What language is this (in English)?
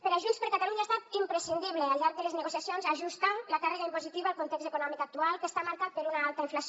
Catalan